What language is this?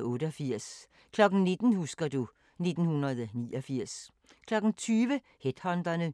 Danish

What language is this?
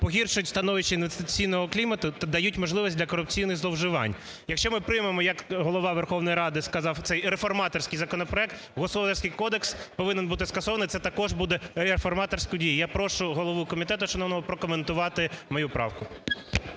Ukrainian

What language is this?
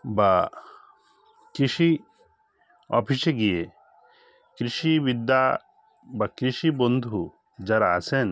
Bangla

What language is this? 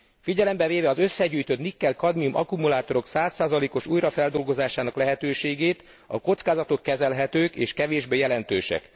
Hungarian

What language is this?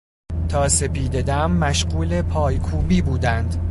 Persian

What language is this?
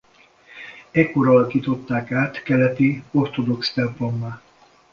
Hungarian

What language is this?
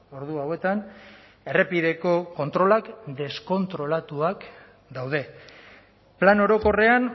Basque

